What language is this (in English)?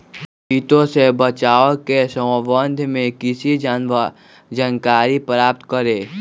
Magahi